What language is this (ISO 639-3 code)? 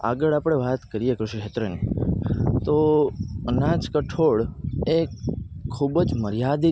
guj